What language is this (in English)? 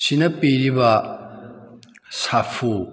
Manipuri